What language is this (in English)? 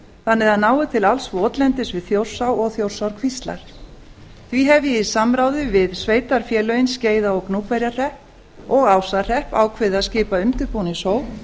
Icelandic